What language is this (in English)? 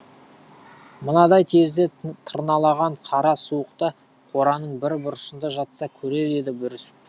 Kazakh